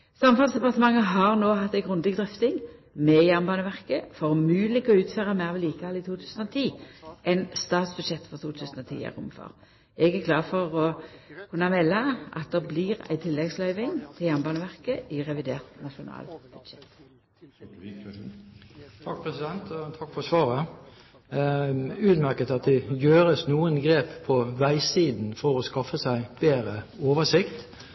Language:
Norwegian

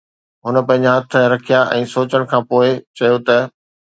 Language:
Sindhi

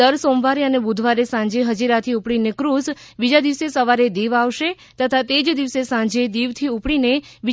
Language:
Gujarati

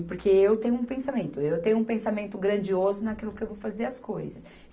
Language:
Portuguese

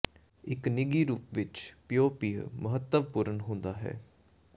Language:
Punjabi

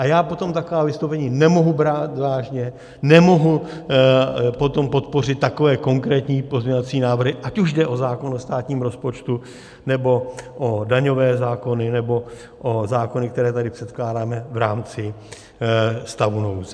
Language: Czech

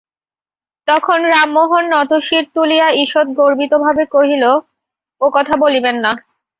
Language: Bangla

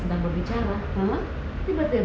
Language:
Indonesian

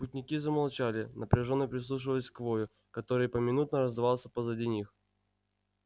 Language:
Russian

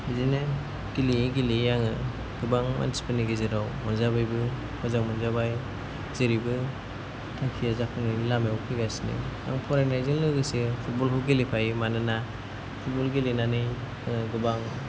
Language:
Bodo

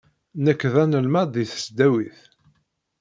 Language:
Kabyle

